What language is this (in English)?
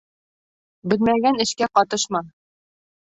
Bashkir